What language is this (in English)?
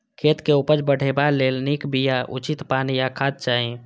Maithili